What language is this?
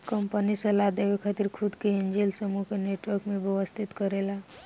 Bhojpuri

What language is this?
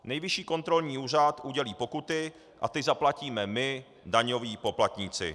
Czech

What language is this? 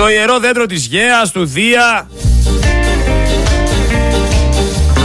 Greek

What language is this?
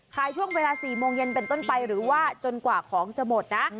Thai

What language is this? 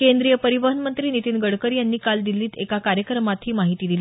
Marathi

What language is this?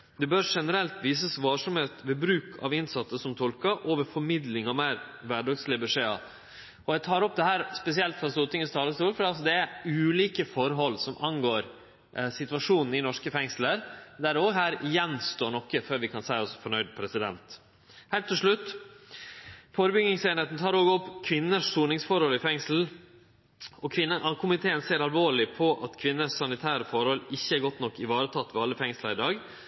Norwegian Nynorsk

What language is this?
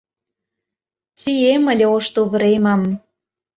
Mari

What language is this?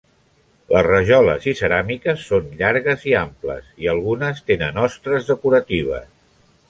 Catalan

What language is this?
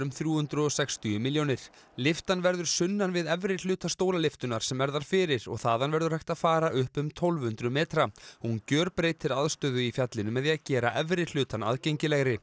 Icelandic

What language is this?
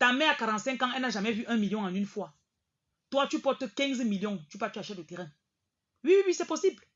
French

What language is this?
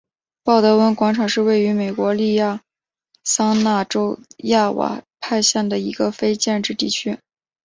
Chinese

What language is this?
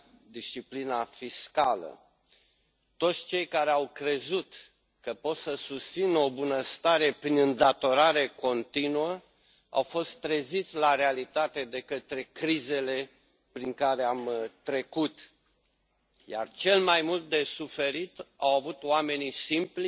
Romanian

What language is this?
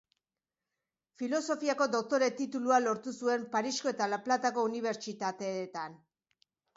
Basque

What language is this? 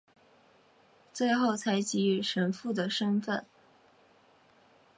Chinese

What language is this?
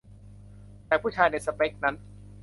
Thai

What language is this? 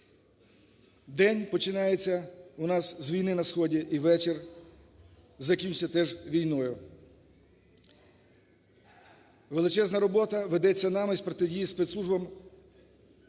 Ukrainian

